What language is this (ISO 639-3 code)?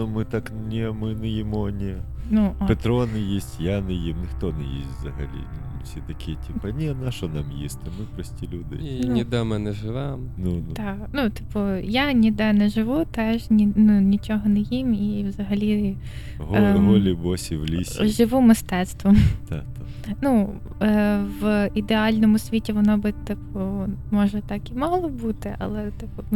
ukr